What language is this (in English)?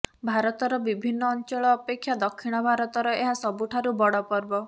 Odia